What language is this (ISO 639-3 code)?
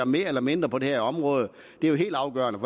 dan